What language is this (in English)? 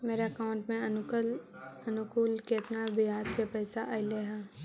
Magahi